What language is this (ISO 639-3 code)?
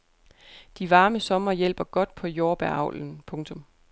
dan